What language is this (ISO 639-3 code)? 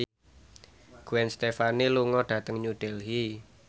jav